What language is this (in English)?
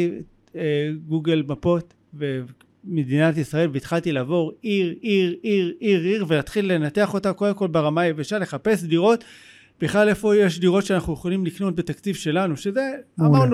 Hebrew